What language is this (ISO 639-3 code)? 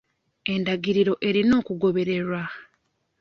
lug